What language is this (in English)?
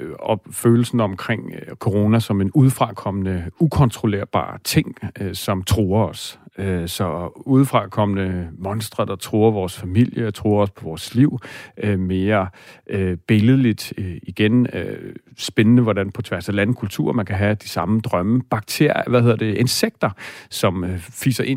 Danish